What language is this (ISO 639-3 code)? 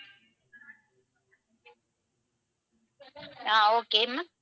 tam